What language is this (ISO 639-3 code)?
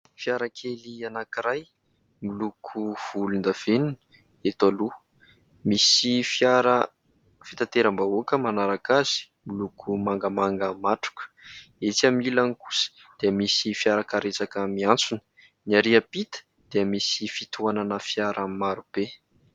mlg